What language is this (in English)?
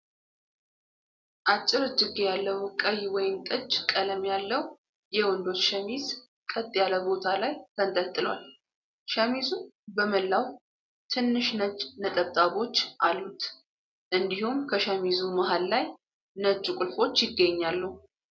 Amharic